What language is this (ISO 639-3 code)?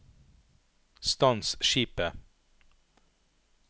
nor